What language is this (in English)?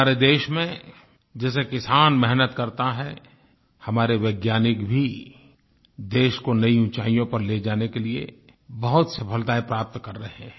Hindi